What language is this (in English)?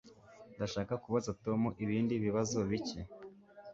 Kinyarwanda